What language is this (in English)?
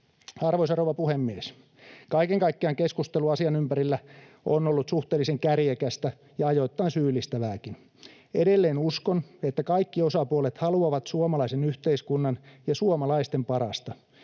Finnish